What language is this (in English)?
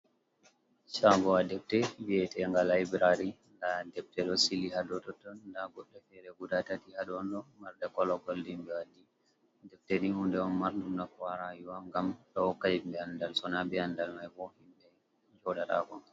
Fula